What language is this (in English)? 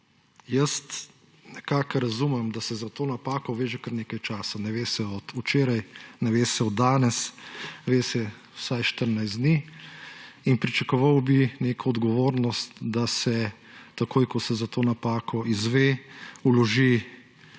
Slovenian